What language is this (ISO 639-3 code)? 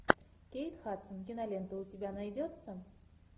rus